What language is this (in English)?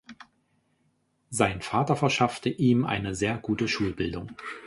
German